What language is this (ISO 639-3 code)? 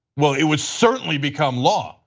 eng